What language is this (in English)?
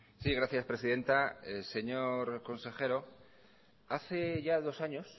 Spanish